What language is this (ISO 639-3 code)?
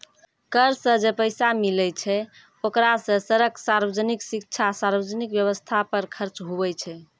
mai